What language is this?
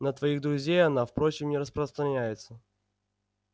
Russian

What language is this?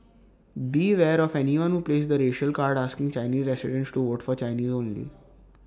English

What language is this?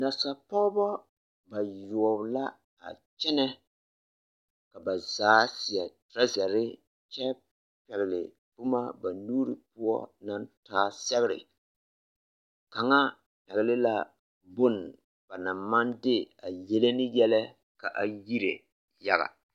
Southern Dagaare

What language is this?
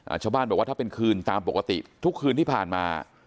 Thai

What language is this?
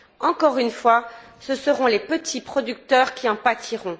French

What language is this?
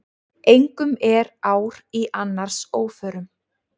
Icelandic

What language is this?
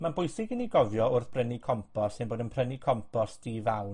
Welsh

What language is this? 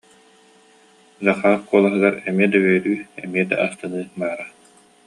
Yakut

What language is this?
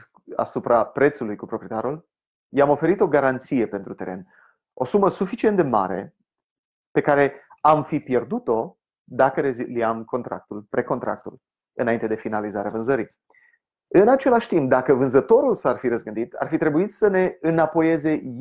Romanian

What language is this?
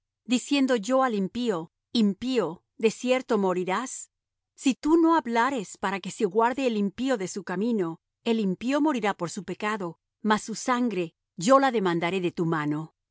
Spanish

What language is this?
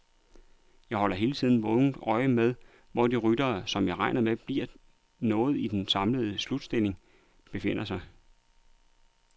Danish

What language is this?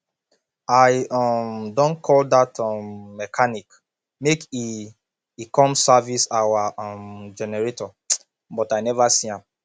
Nigerian Pidgin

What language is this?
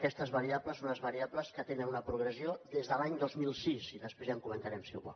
Catalan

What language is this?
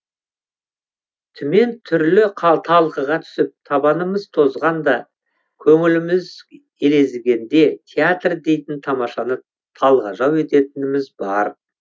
Kazakh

